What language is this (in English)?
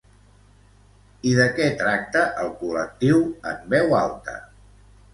Catalan